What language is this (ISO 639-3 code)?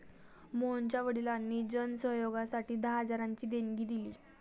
mar